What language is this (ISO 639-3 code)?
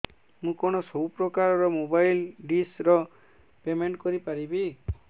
ori